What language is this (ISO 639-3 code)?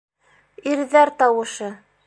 bak